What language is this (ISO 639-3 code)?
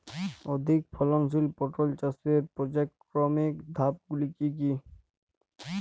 ben